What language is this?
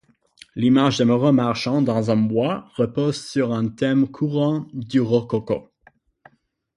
French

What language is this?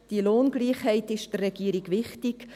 Swiss German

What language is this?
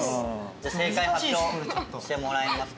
Japanese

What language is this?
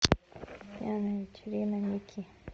Russian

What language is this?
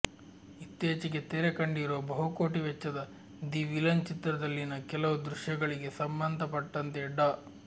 Kannada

